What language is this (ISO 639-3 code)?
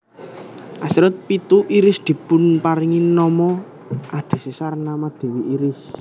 jav